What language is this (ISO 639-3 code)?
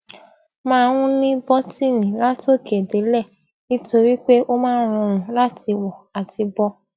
yor